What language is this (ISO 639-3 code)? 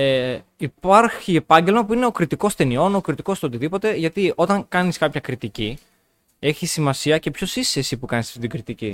ell